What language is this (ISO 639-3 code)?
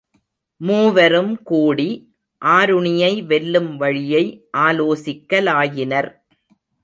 tam